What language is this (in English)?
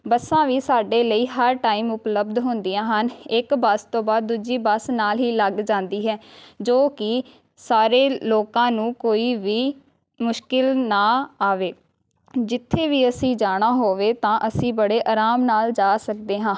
Punjabi